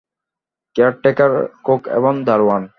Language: Bangla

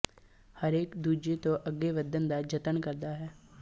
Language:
Punjabi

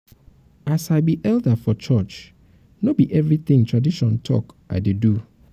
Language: Nigerian Pidgin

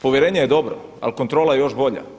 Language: Croatian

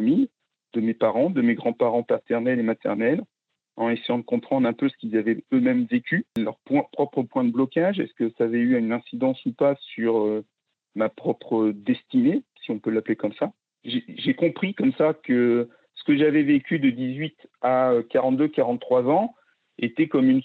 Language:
French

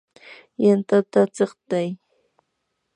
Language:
Yanahuanca Pasco Quechua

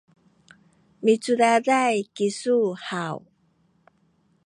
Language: Sakizaya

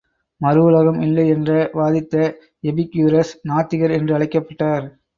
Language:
Tamil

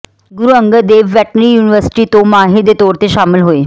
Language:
Punjabi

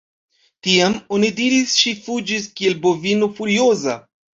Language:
Esperanto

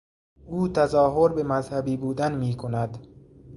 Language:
Persian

